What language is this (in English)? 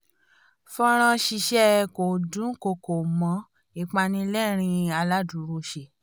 Yoruba